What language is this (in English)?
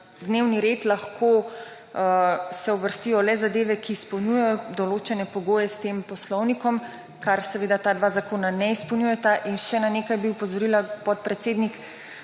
Slovenian